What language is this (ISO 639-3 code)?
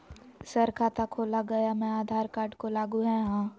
mag